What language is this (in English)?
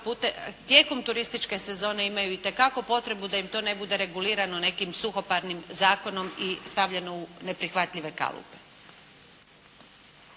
Croatian